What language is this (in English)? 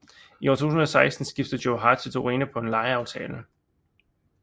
Danish